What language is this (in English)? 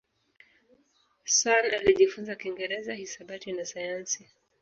Swahili